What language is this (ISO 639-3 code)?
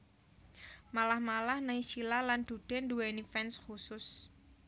jav